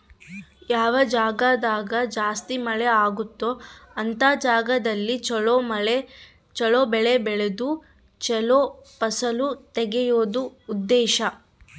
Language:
Kannada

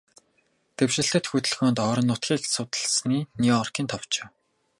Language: Mongolian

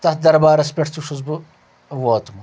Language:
Kashmiri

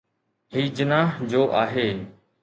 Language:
Sindhi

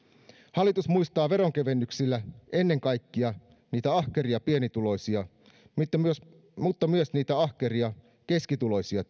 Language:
Finnish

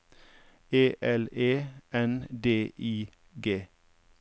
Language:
Norwegian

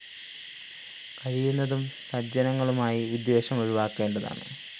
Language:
Malayalam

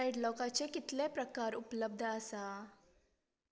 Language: Konkani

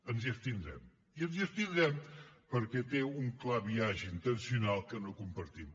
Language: Catalan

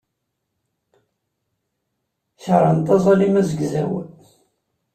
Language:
Kabyle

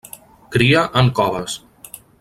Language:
Catalan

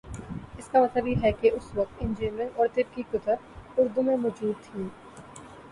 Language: Urdu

